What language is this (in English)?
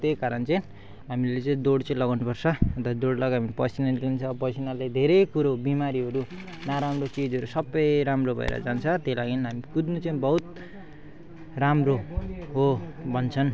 Nepali